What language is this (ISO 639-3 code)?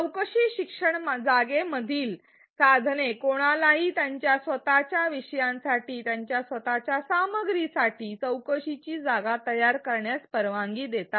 mar